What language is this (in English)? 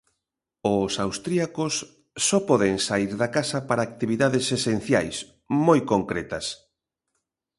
Galician